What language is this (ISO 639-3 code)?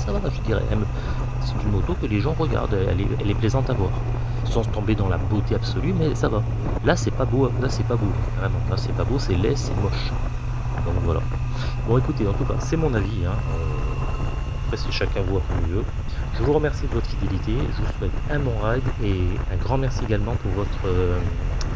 fra